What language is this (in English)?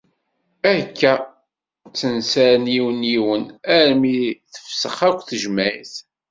Kabyle